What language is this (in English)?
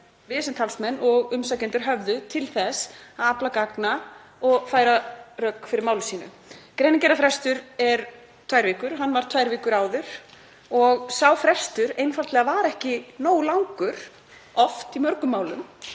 Icelandic